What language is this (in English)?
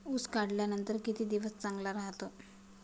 Marathi